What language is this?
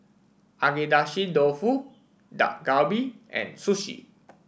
English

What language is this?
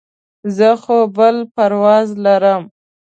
Pashto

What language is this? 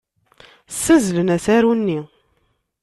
Kabyle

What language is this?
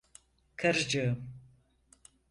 Turkish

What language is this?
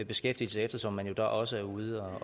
Danish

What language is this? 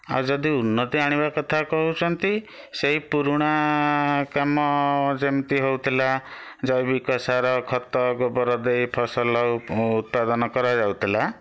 Odia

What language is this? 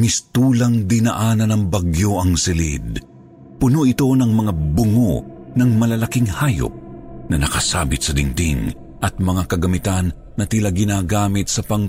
Filipino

